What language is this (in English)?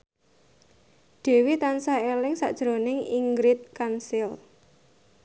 Javanese